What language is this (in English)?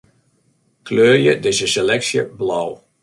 Western Frisian